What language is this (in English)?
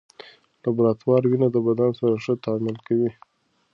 Pashto